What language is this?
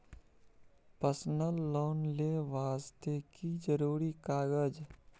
Maithili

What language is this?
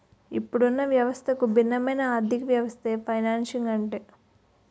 Telugu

